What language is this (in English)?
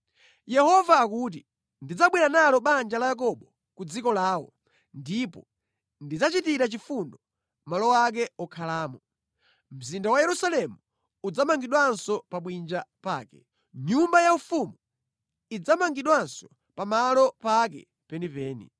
Nyanja